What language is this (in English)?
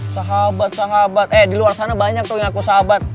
Indonesian